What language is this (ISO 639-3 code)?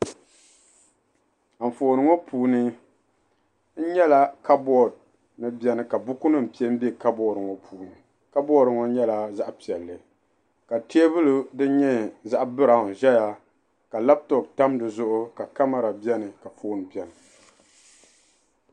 dag